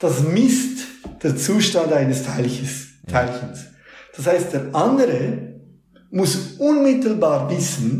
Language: German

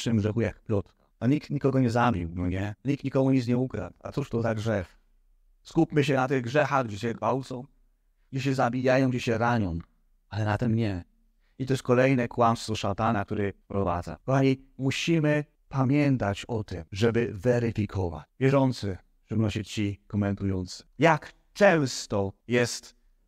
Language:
Polish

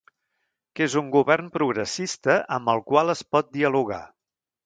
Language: Catalan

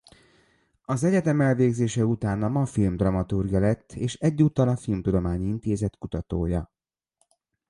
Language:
Hungarian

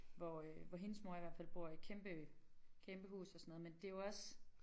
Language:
Danish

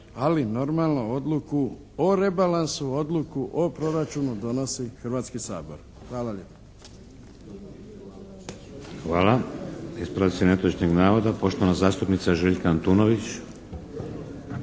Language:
Croatian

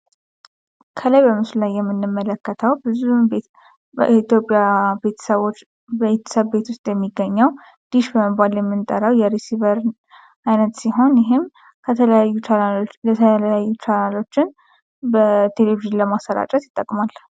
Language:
Amharic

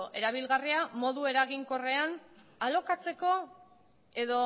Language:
Basque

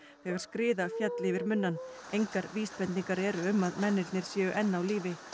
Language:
Icelandic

